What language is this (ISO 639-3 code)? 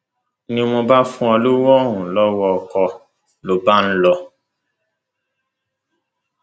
yor